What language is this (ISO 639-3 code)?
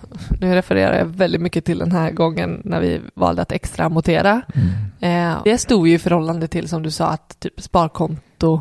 swe